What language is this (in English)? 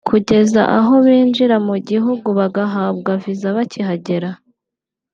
Kinyarwanda